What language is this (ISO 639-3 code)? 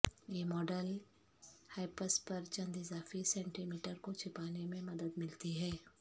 urd